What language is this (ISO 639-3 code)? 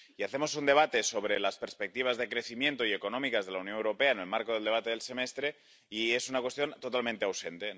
spa